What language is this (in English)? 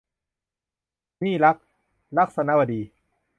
Thai